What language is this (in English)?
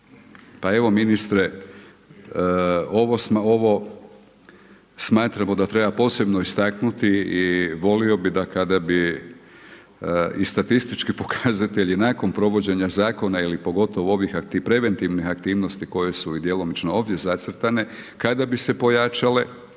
Croatian